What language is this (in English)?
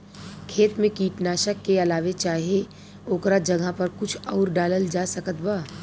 Bhojpuri